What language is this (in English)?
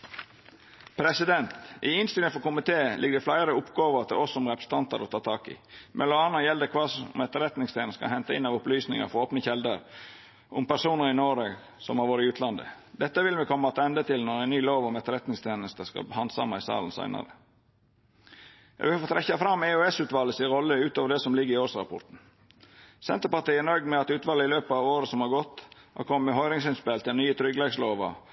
Norwegian Nynorsk